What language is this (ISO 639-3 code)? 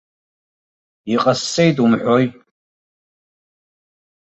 abk